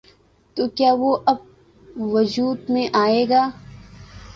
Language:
Urdu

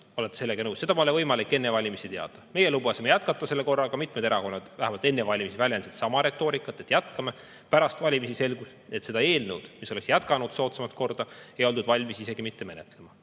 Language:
Estonian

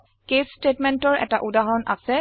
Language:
Assamese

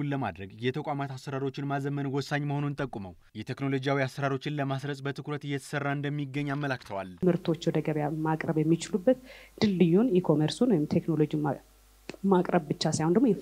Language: Arabic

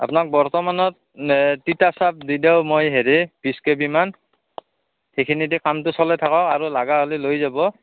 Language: Assamese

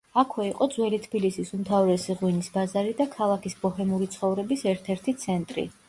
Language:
Georgian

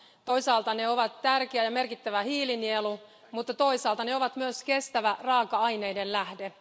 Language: Finnish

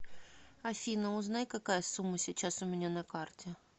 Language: Russian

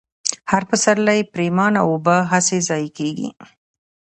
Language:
Pashto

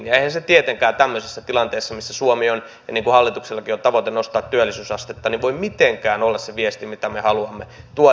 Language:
Finnish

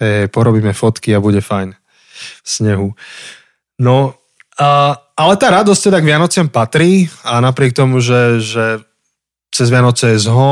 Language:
Slovak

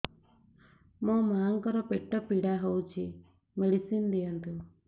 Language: Odia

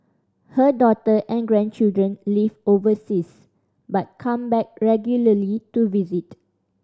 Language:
English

